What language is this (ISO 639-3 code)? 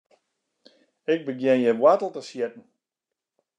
fry